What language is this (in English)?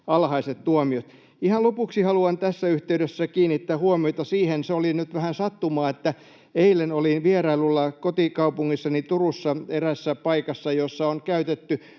Finnish